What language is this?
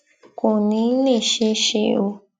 Yoruba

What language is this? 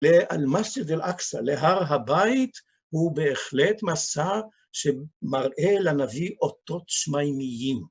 Hebrew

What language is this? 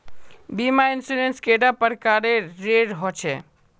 Magahi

